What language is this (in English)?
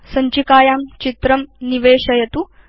Sanskrit